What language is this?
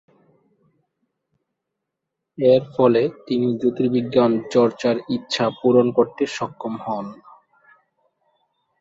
Bangla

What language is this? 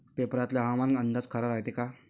Marathi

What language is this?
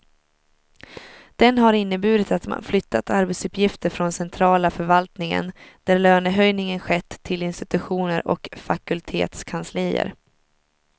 Swedish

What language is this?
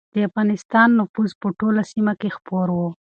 Pashto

